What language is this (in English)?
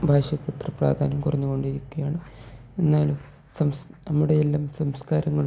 Malayalam